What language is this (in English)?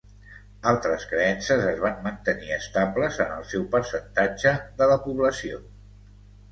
Catalan